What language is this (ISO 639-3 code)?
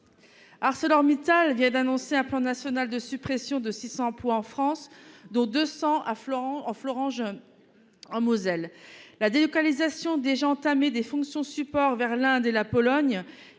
fra